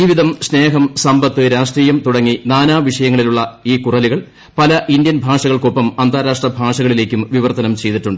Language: Malayalam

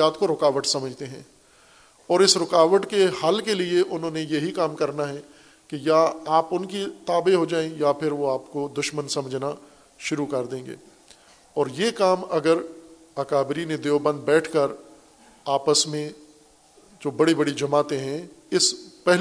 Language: Urdu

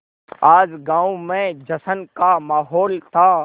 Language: Hindi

